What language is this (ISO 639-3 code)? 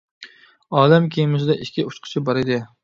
uig